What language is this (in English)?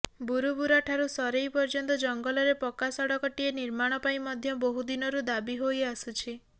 Odia